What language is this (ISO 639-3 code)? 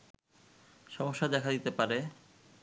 ben